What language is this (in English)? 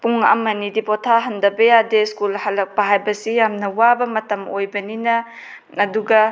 Manipuri